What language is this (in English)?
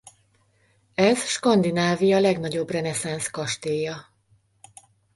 Hungarian